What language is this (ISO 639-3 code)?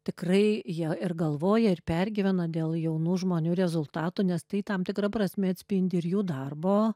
lit